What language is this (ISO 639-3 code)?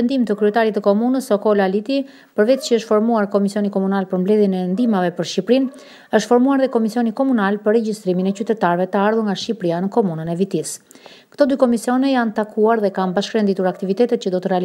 ron